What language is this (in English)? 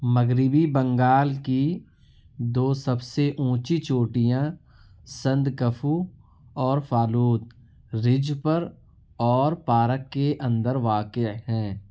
Urdu